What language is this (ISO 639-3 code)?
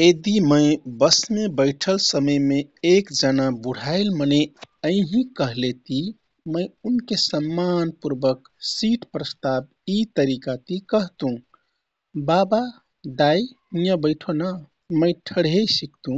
tkt